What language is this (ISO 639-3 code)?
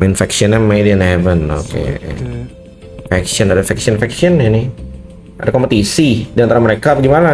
ind